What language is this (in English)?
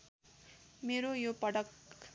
Nepali